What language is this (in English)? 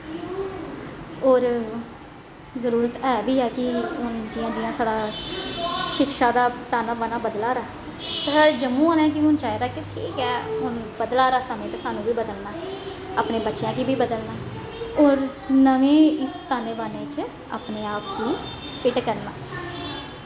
Dogri